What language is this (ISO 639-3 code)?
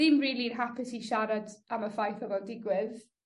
cym